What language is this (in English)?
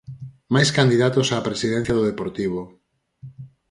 Galician